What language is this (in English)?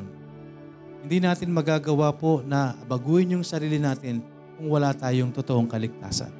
Filipino